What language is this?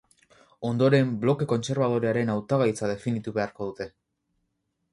Basque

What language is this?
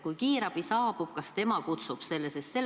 Estonian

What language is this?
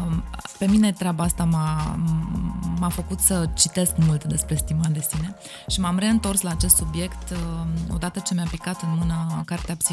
Romanian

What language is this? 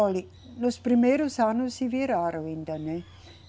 Portuguese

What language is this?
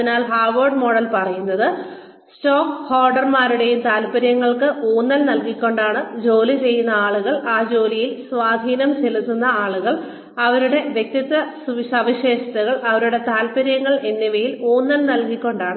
Malayalam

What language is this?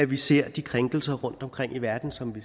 Danish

